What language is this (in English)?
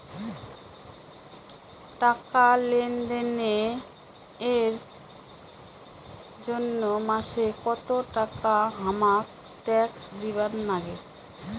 Bangla